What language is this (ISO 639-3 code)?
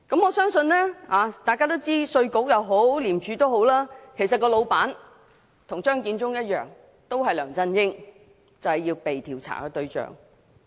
yue